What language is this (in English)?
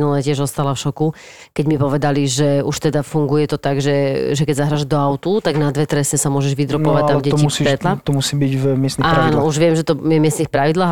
Slovak